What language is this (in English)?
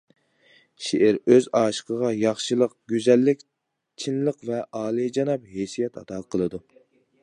Uyghur